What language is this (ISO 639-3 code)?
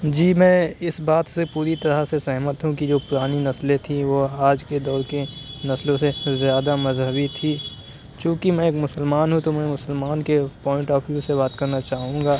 urd